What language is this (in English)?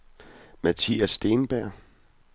Danish